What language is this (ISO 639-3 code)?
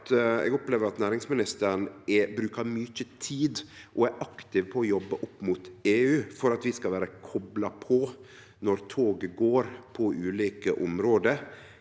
nor